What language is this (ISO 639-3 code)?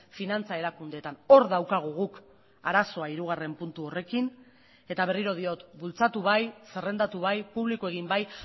eus